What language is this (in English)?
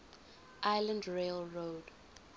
English